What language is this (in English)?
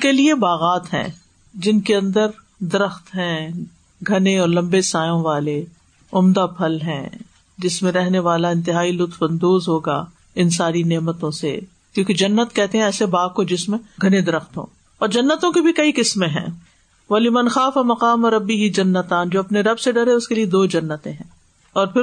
Urdu